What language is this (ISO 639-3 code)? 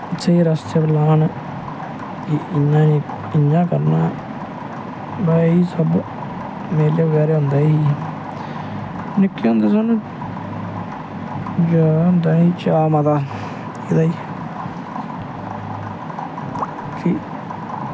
doi